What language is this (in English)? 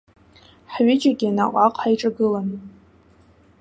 Abkhazian